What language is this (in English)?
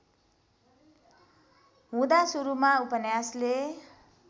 Nepali